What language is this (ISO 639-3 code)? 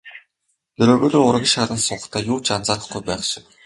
mon